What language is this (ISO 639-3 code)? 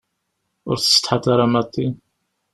kab